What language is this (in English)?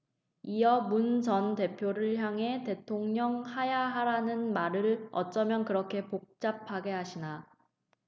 Korean